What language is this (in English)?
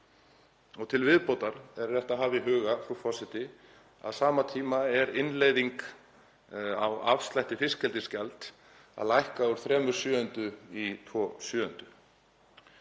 Icelandic